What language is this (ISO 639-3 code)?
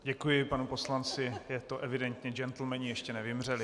ces